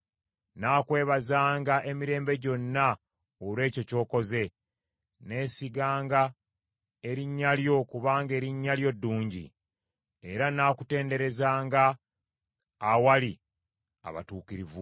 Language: Ganda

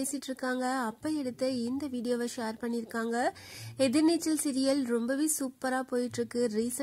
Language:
English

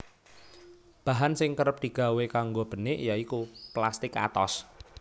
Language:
Javanese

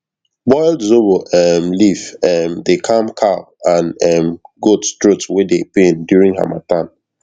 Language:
Nigerian Pidgin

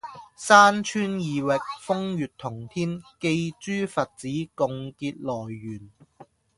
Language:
Cantonese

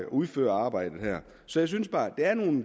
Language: Danish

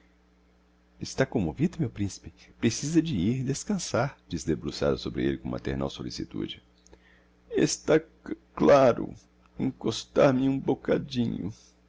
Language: Portuguese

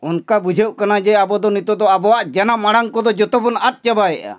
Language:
Santali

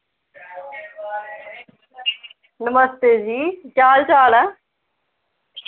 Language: Dogri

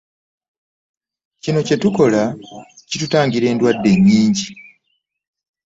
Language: Ganda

